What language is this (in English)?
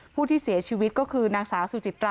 Thai